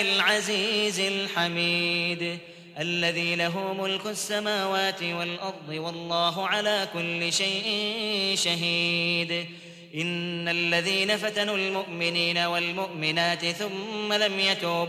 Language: Arabic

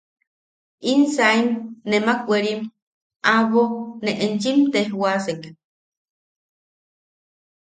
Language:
Yaqui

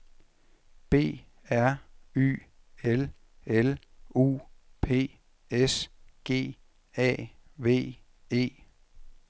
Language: Danish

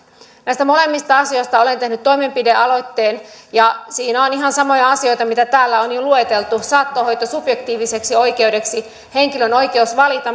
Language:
Finnish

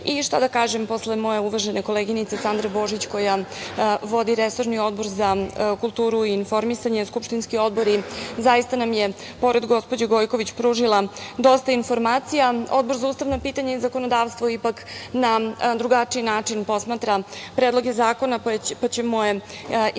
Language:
Serbian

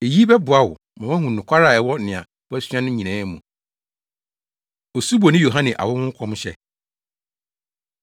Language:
Akan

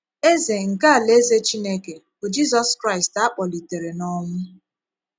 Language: Igbo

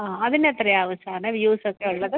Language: Malayalam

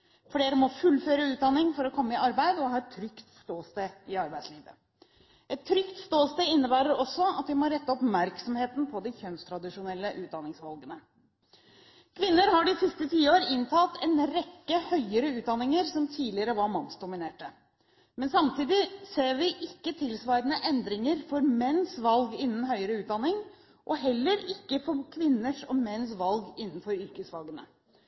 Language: Norwegian Bokmål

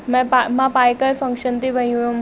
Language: Sindhi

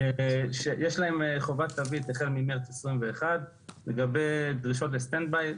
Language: Hebrew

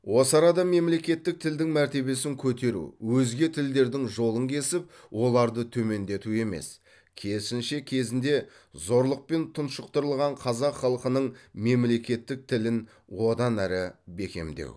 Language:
Kazakh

